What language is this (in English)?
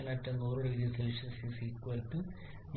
Malayalam